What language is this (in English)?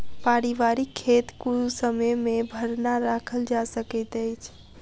Maithili